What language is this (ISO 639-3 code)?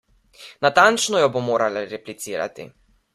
slv